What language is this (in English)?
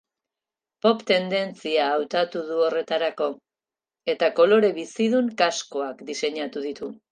Basque